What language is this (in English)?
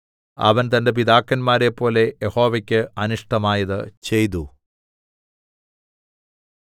Malayalam